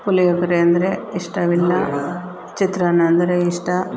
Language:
Kannada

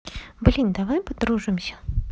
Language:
Russian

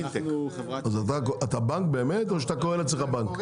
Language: Hebrew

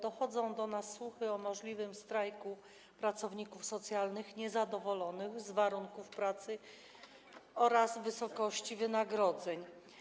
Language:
Polish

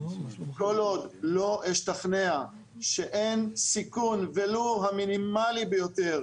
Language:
Hebrew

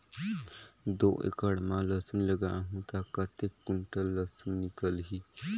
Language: Chhattisgarhi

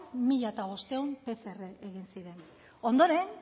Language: Basque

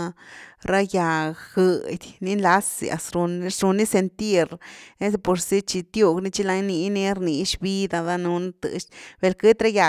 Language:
Güilá Zapotec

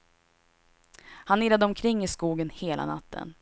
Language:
Swedish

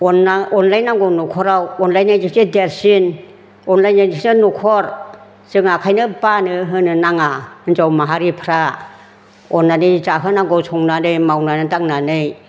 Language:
Bodo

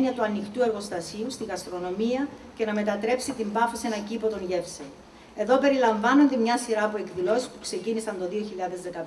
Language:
Greek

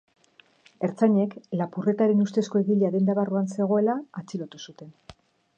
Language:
Basque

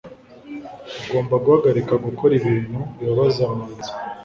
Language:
Kinyarwanda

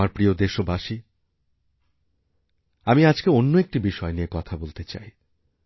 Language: Bangla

